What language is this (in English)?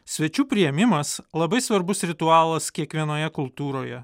Lithuanian